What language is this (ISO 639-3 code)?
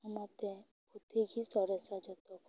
sat